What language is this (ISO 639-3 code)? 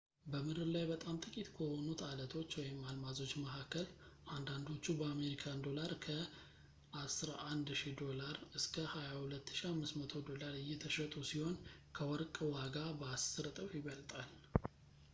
amh